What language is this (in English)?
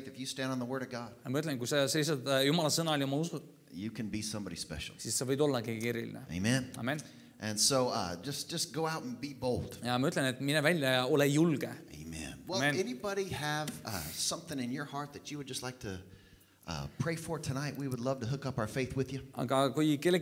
Finnish